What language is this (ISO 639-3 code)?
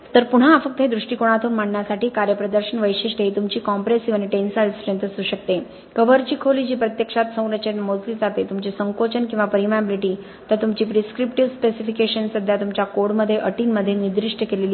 mar